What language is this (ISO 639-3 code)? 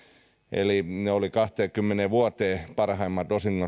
fin